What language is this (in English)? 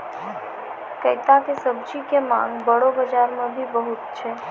Maithili